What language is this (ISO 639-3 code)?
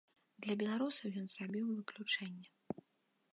bel